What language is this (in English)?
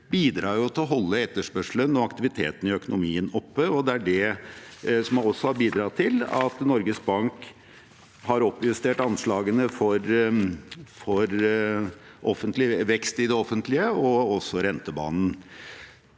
Norwegian